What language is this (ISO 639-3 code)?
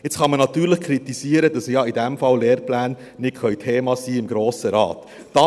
gsw